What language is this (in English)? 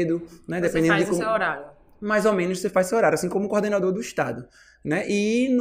Portuguese